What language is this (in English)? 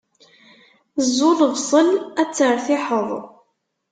Kabyle